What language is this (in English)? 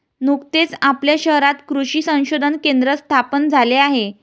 Marathi